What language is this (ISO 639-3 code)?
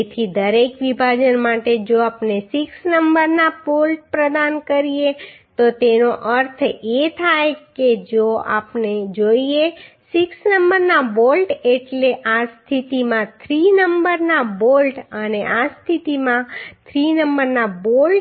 guj